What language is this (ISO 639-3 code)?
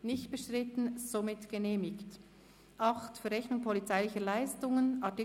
gsw